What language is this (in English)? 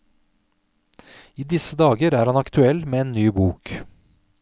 Norwegian